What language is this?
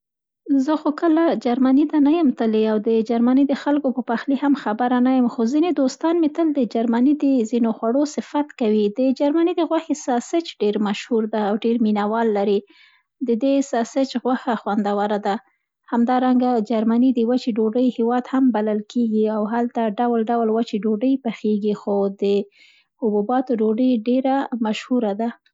Central Pashto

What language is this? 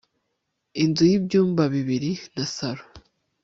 Kinyarwanda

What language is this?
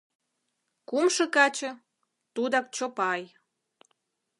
Mari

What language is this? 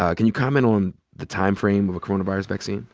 English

